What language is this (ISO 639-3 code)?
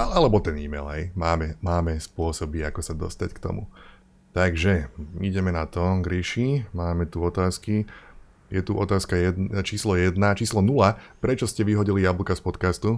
slk